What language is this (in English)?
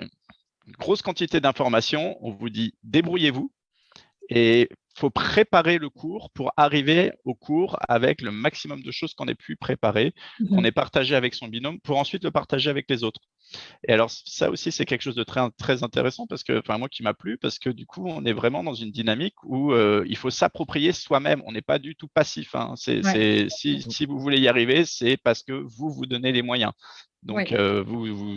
French